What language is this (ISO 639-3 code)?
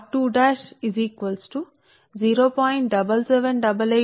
tel